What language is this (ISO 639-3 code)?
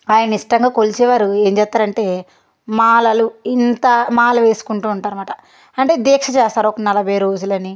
tel